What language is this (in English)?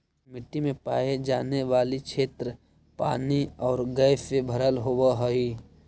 Magahi